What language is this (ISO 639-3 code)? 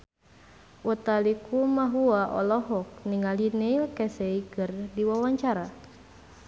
sun